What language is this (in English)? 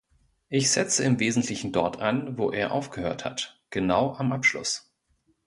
German